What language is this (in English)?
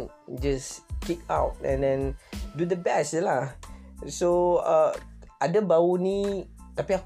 Malay